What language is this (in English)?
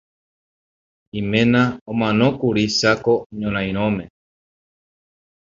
Guarani